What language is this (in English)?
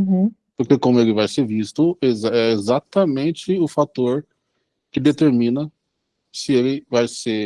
Portuguese